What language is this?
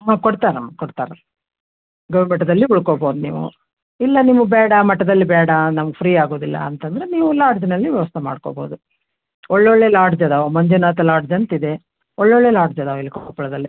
Kannada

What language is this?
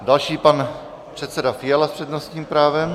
Czech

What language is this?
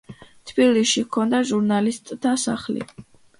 Georgian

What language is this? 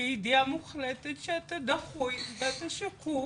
Hebrew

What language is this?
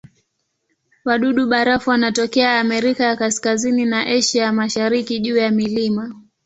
Swahili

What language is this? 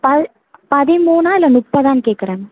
Tamil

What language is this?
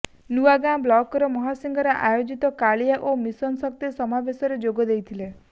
Odia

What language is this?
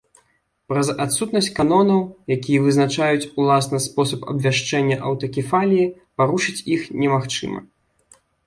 Belarusian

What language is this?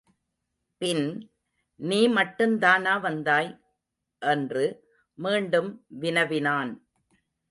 Tamil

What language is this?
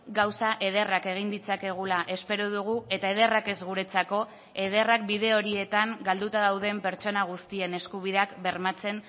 Basque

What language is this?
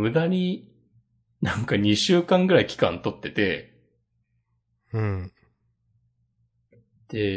Japanese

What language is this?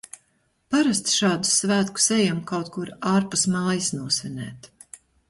Latvian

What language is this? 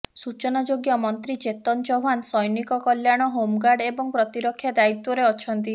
Odia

